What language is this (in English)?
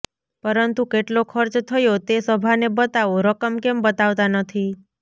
Gujarati